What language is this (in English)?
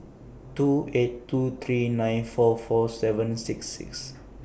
English